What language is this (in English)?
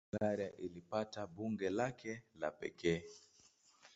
Swahili